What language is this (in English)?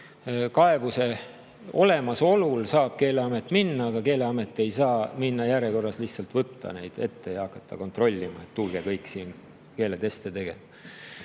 Estonian